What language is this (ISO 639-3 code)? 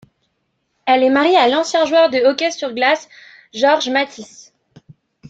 fra